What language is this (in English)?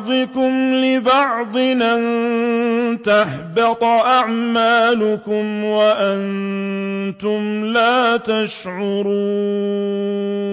Arabic